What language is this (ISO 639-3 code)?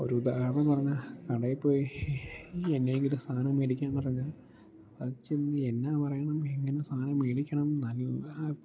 mal